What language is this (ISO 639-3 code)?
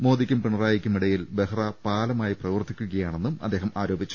mal